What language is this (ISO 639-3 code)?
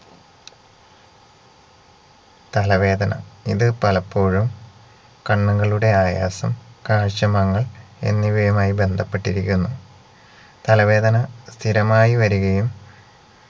mal